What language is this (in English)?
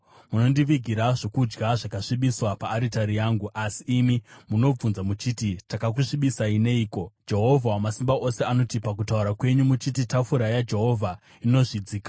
Shona